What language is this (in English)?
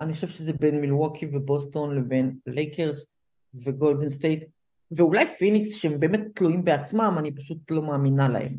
Hebrew